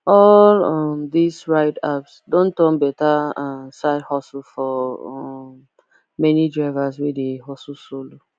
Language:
Nigerian Pidgin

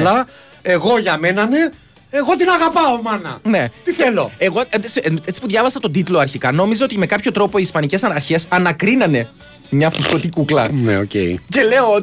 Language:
Greek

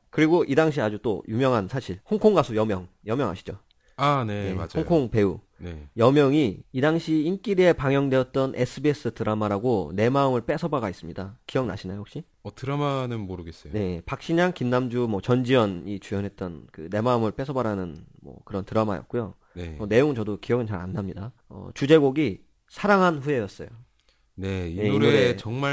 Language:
Korean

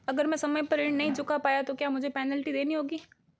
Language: Hindi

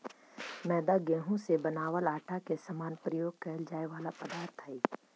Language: Magahi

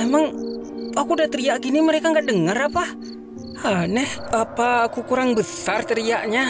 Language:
Indonesian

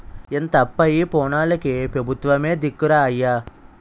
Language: Telugu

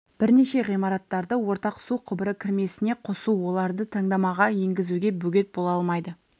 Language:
Kazakh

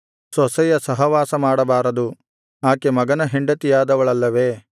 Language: Kannada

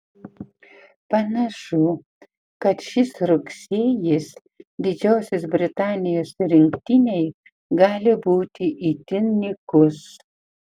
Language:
Lithuanian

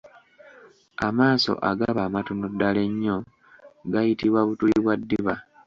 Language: Ganda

